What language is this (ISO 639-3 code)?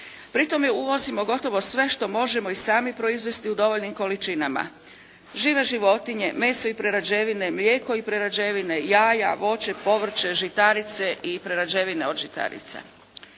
hrv